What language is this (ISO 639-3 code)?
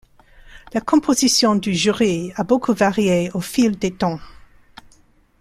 fra